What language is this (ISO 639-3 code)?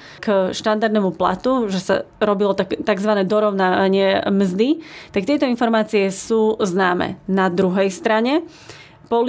slk